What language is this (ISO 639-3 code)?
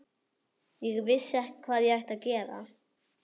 isl